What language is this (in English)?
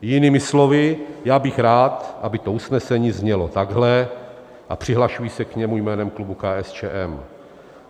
Czech